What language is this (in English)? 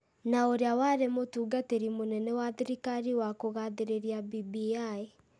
Kikuyu